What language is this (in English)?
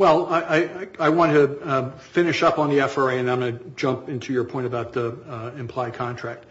English